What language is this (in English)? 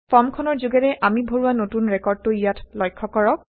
Assamese